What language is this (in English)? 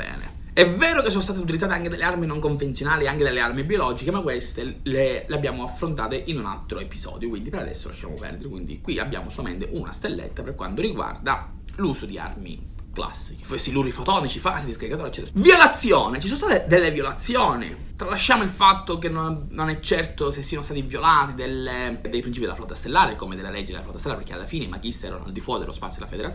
Italian